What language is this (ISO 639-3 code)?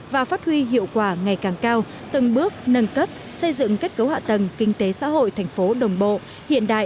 vie